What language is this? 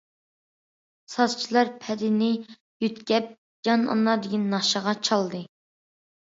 Uyghur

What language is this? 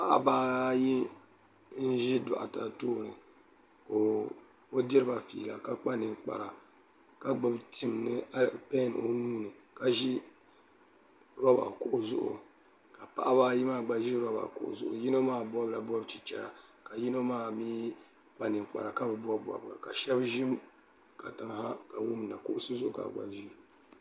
Dagbani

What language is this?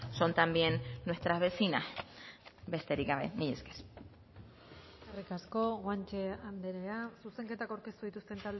Basque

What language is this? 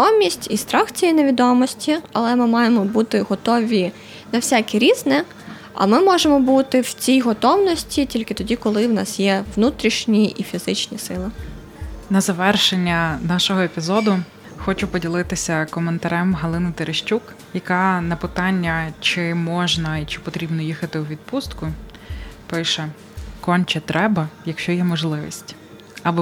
Ukrainian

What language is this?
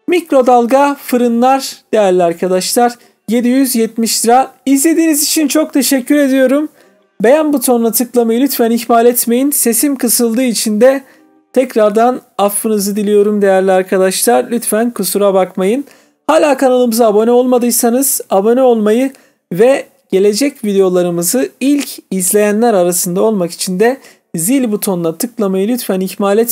Turkish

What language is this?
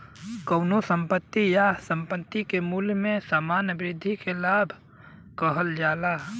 Bhojpuri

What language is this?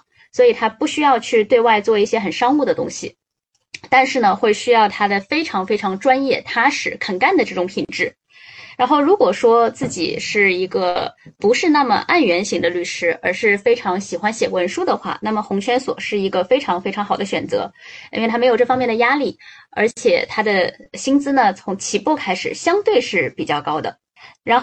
Chinese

